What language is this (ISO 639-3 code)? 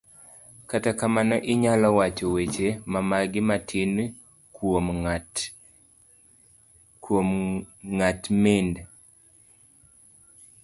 luo